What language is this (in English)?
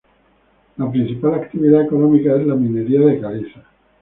Spanish